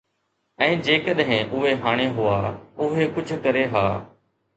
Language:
Sindhi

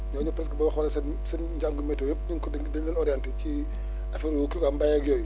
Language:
Wolof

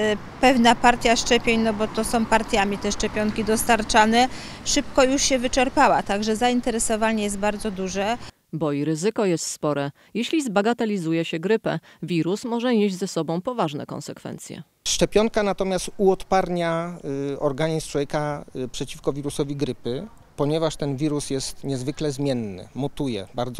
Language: Polish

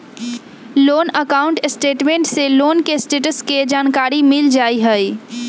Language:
Magahi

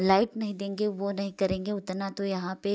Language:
Hindi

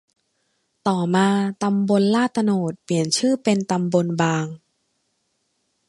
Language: Thai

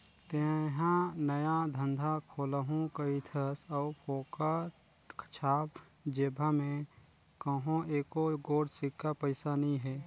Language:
Chhattisgarhi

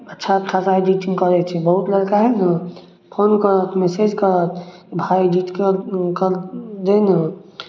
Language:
Maithili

